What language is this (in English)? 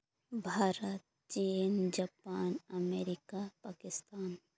Santali